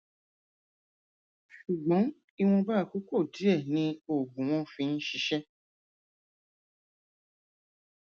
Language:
Yoruba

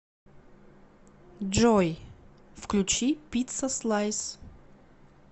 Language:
Russian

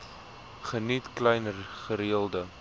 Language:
Afrikaans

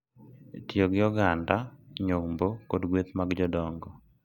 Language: Luo (Kenya and Tanzania)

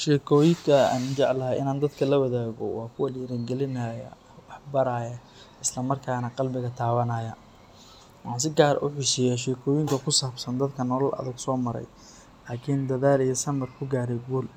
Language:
Somali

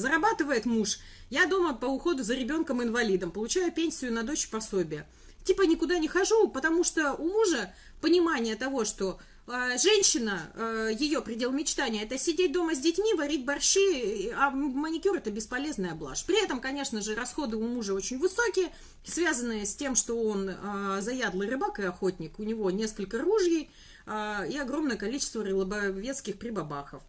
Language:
Russian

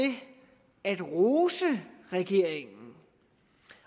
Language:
Danish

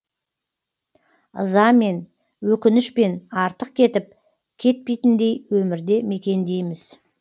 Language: Kazakh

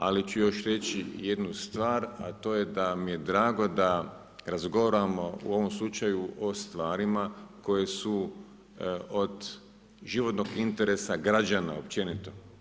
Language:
Croatian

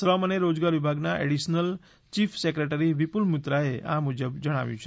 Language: Gujarati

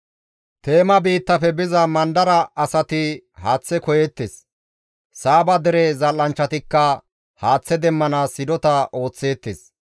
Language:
Gamo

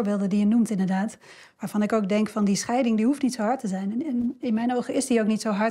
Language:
Dutch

